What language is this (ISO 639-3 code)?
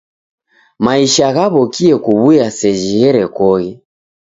dav